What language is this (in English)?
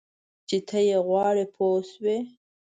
Pashto